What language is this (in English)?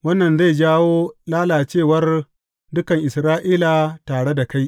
Hausa